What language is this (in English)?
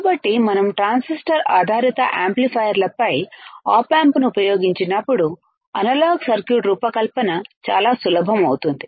Telugu